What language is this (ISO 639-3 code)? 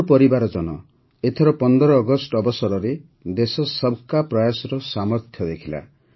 ori